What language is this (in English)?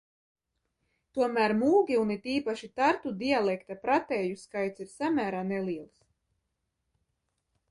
Latvian